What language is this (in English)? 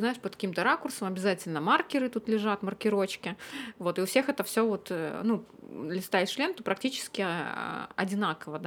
Russian